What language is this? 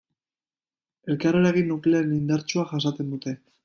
Basque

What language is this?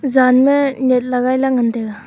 Wancho Naga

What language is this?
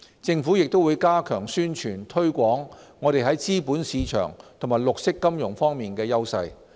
Cantonese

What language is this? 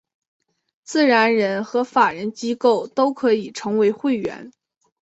Chinese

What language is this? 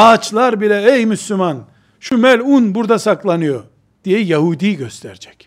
Turkish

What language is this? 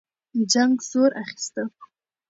Pashto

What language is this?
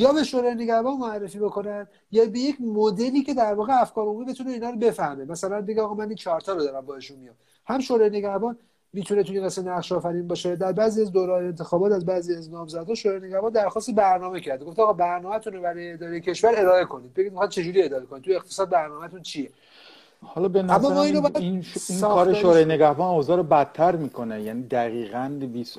Persian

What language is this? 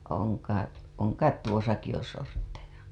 Finnish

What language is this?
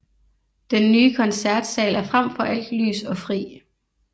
Danish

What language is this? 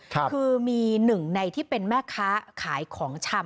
Thai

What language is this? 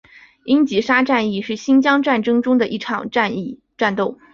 Chinese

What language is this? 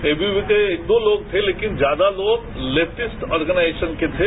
Hindi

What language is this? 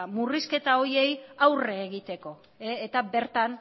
Basque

